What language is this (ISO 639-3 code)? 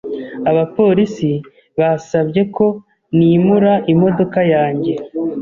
kin